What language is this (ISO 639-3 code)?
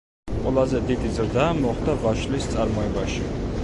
kat